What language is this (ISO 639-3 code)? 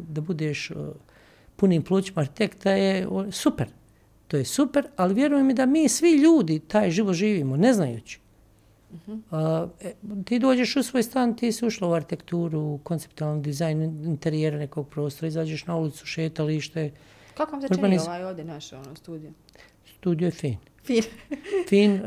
hrv